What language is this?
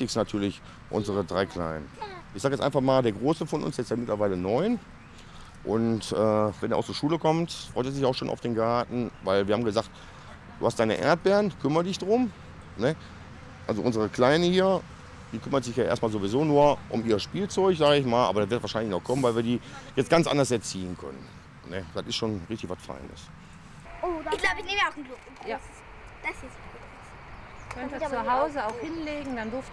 German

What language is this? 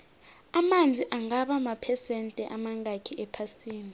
South Ndebele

